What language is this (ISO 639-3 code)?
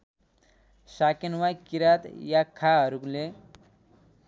nep